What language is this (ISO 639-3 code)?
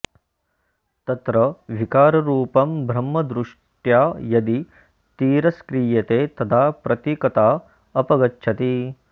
san